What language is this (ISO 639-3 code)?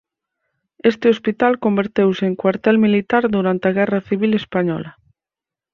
glg